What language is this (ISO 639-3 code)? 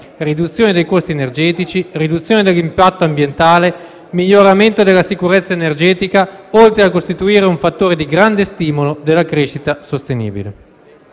ita